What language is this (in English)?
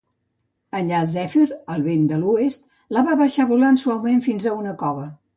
Catalan